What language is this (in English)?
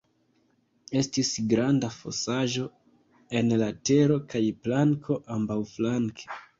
Esperanto